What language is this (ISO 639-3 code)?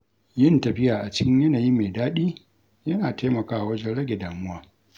hau